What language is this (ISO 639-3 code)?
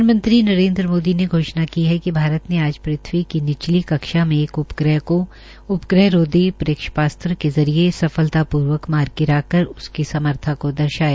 hin